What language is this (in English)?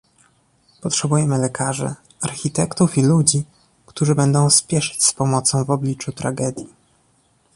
Polish